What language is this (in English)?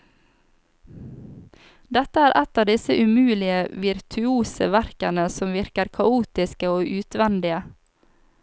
Norwegian